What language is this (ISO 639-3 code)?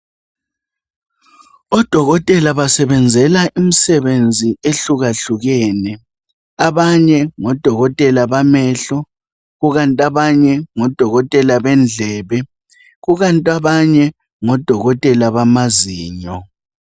nde